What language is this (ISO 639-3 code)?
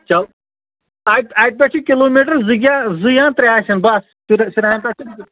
kas